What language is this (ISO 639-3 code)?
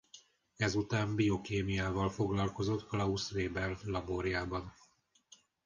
hun